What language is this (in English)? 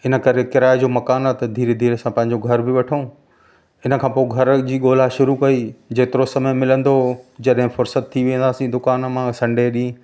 Sindhi